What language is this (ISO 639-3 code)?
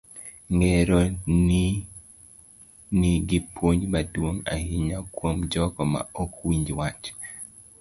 luo